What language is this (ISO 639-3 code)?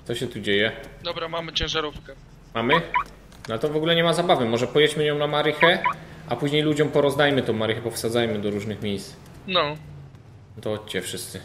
pol